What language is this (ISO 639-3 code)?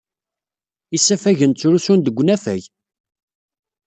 kab